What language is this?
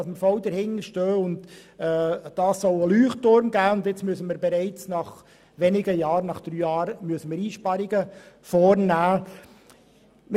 Swiss German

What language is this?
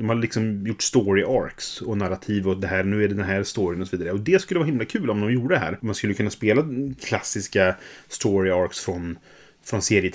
Swedish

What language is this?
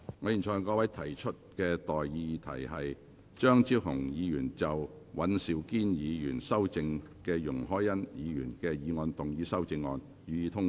Cantonese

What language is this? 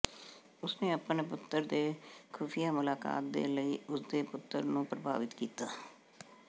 Punjabi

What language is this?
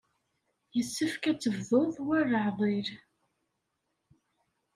Kabyle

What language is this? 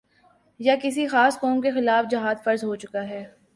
Urdu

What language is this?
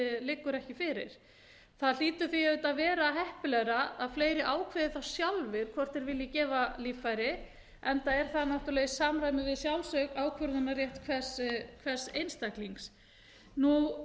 Icelandic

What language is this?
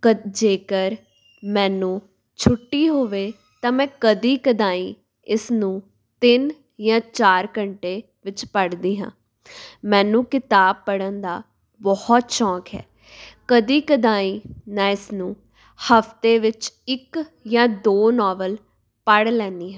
Punjabi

